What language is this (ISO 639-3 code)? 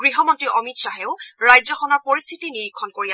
asm